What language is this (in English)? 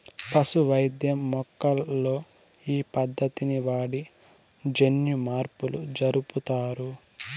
Telugu